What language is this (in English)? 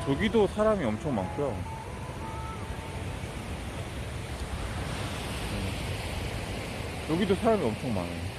Korean